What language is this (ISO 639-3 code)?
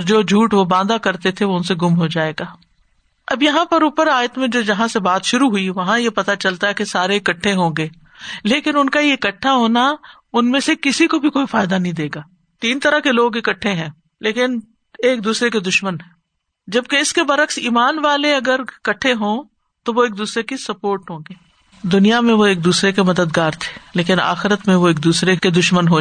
urd